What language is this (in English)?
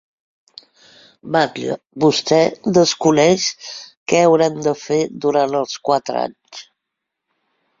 Catalan